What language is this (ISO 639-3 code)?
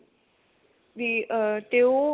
pan